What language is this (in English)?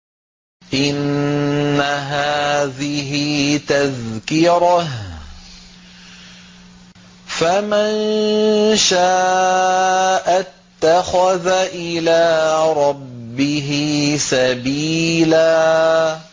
Arabic